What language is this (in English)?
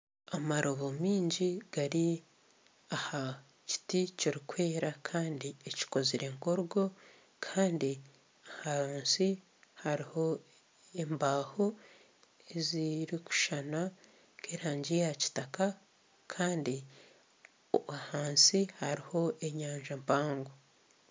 Nyankole